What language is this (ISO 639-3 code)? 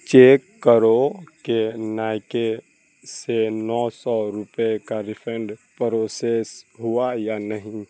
urd